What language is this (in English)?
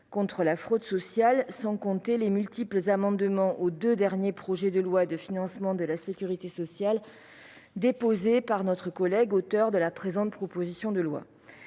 French